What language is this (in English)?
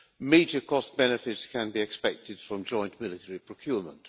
English